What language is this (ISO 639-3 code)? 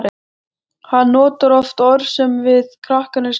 isl